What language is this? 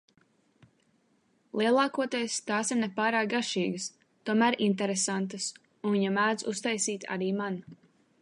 Latvian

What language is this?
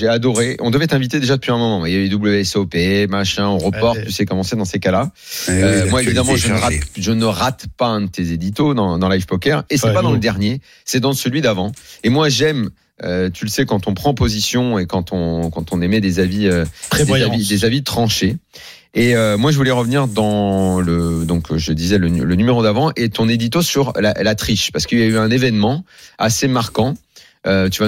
French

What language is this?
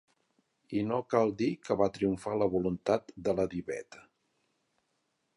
Catalan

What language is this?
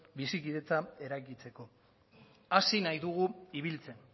Basque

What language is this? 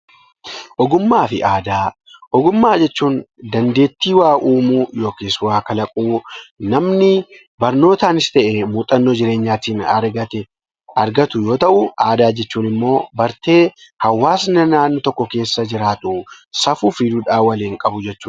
Oromo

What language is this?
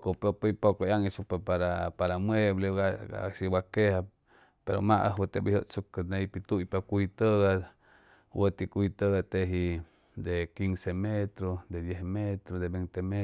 Chimalapa Zoque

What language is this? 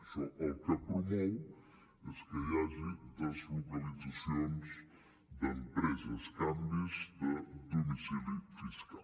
Catalan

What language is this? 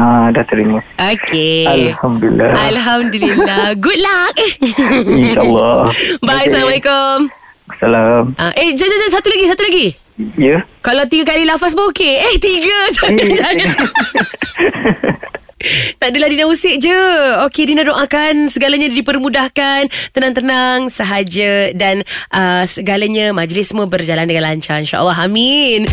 Malay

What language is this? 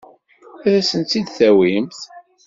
Kabyle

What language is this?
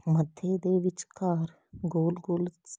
Punjabi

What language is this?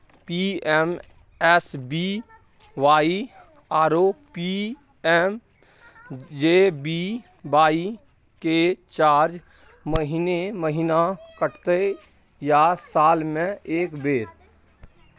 Maithili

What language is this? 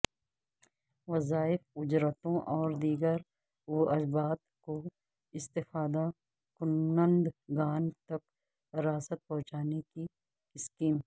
Urdu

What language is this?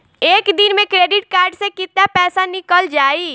Bhojpuri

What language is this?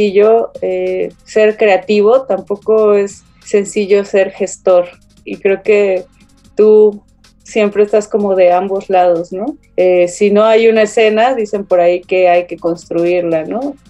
Spanish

